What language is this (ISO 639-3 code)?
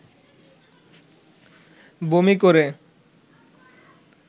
ben